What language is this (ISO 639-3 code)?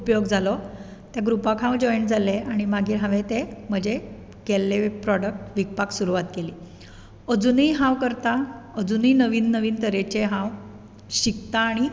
kok